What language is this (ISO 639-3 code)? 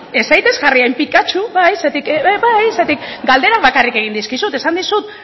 eus